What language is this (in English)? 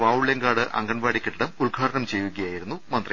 Malayalam